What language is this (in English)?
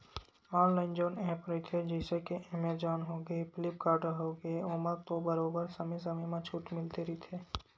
Chhattisgarhi